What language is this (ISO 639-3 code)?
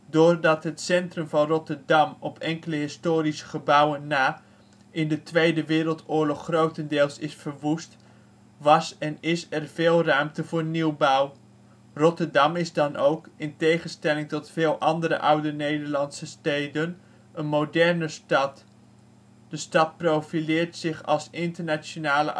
nld